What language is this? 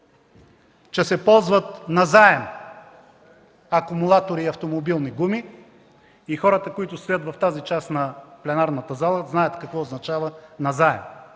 Bulgarian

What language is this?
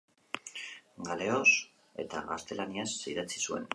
Basque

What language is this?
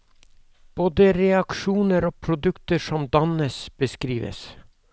Norwegian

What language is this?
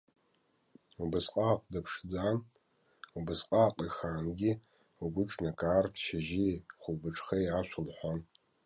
Abkhazian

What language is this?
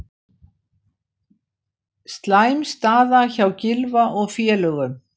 Icelandic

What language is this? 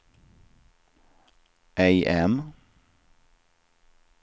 Swedish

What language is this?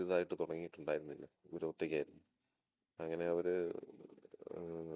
Malayalam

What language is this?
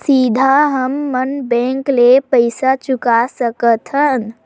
Chhattisgarhi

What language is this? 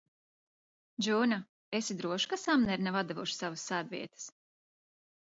Latvian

